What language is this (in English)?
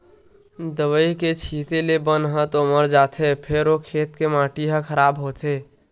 Chhattisgarhi